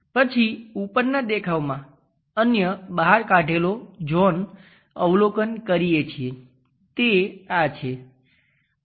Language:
Gujarati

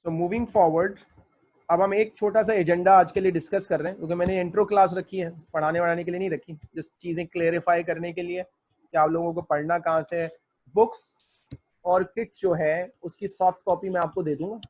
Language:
Hindi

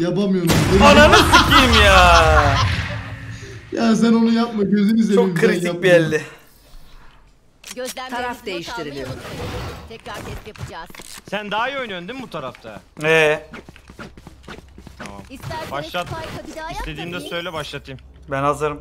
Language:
Turkish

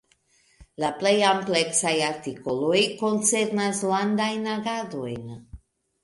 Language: Esperanto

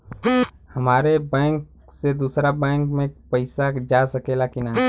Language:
Bhojpuri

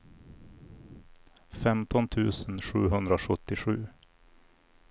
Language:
Swedish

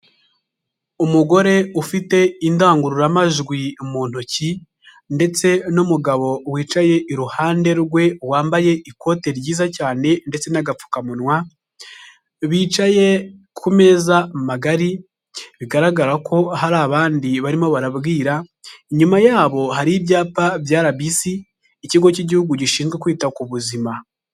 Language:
Kinyarwanda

